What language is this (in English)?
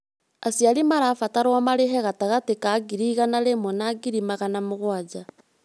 Kikuyu